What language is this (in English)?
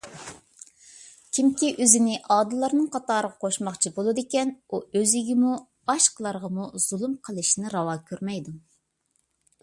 Uyghur